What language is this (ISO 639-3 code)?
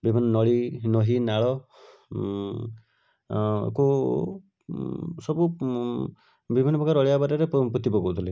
ori